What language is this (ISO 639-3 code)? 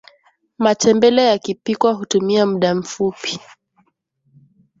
swa